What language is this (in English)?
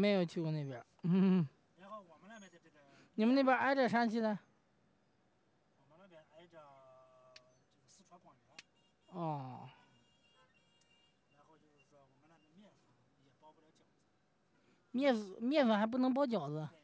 Chinese